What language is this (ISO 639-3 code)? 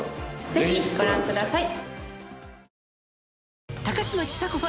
jpn